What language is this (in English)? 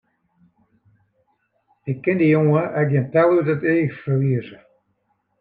Western Frisian